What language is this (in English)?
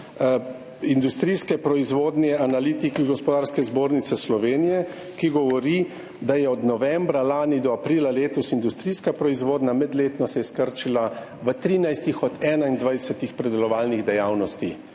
Slovenian